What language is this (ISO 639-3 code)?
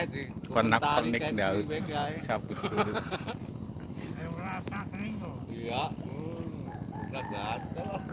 ind